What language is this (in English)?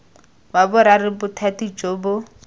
Tswana